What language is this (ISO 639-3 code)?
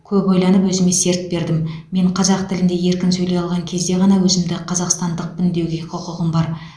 kaz